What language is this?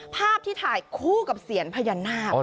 Thai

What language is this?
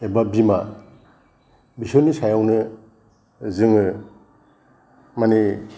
Bodo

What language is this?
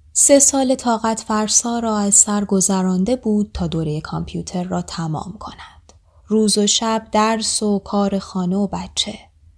Persian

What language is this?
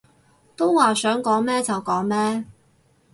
Cantonese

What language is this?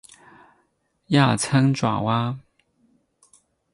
Chinese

